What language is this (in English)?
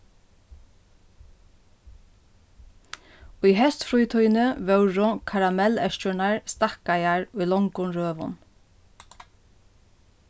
Faroese